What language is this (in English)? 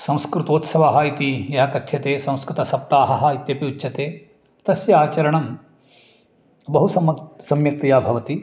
Sanskrit